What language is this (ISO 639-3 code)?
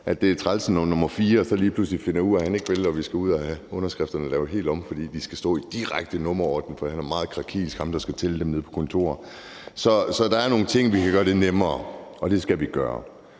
dan